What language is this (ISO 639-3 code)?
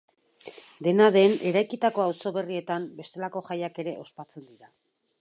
eus